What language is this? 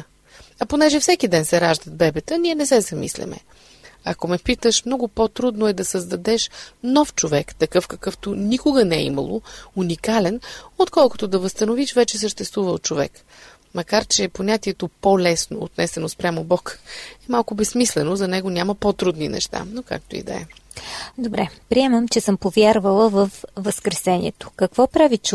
Bulgarian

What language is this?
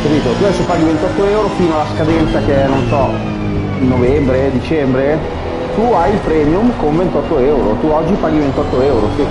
Italian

